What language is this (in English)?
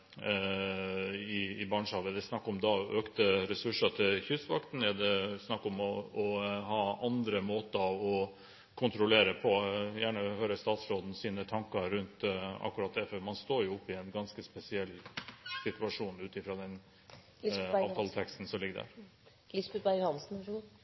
Norwegian Bokmål